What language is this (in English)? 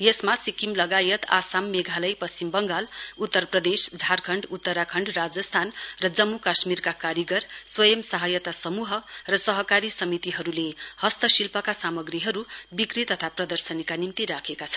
Nepali